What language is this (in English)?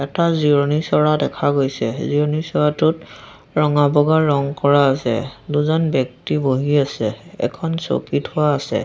Assamese